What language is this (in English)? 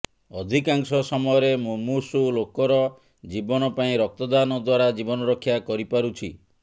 Odia